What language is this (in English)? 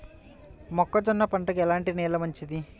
Telugu